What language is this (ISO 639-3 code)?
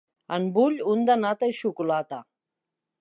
cat